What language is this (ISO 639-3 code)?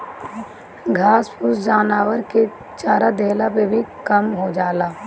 bho